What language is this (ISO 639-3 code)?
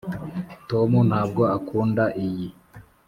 kin